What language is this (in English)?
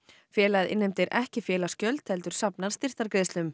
Icelandic